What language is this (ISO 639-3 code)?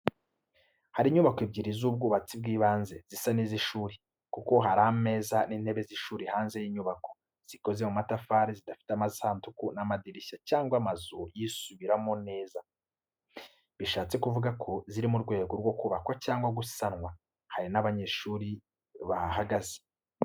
kin